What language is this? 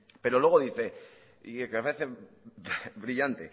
Spanish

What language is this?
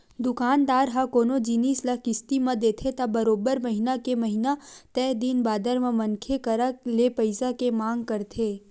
Chhattisgarhi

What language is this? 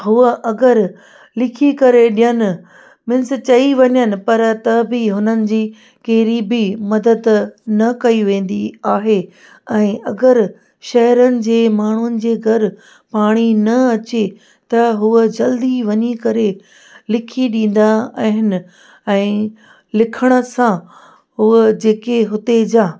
Sindhi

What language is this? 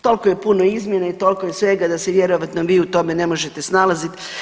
Croatian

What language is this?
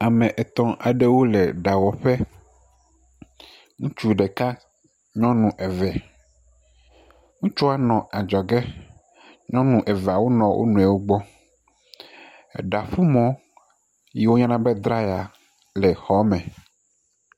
Ewe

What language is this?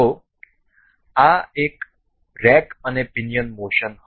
Gujarati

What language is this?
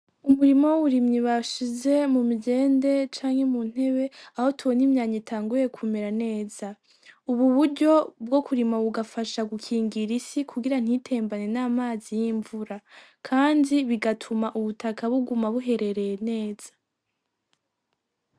Rundi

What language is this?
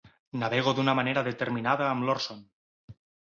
Catalan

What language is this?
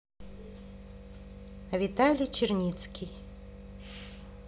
Russian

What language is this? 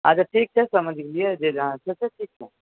Maithili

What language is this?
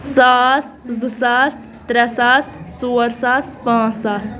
Kashmiri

